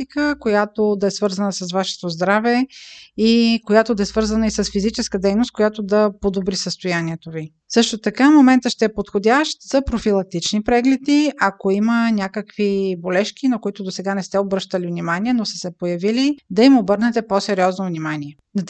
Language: Bulgarian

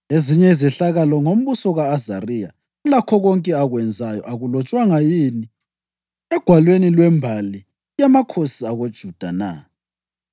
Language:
North Ndebele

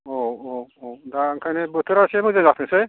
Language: Bodo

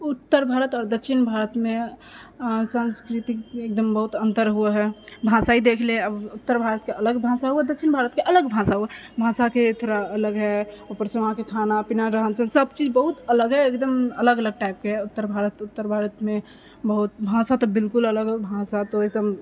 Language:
Maithili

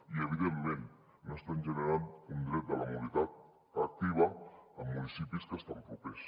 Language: Catalan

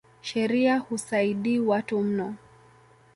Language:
Swahili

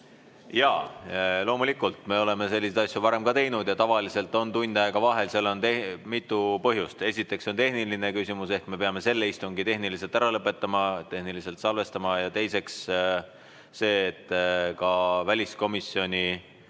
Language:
Estonian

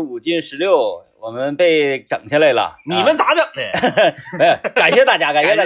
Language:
Chinese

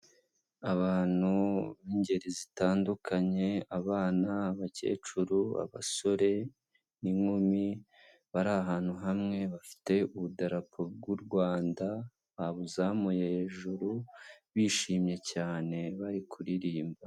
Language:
Kinyarwanda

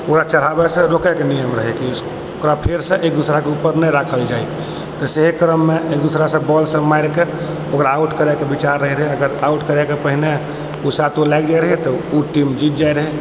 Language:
Maithili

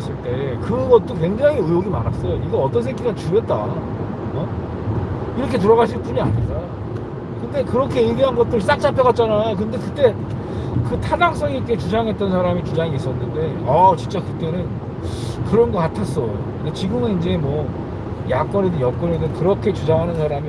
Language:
Korean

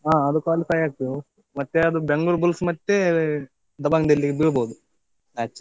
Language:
Kannada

